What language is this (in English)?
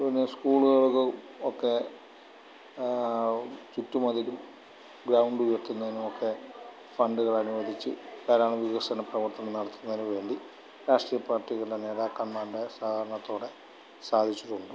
Malayalam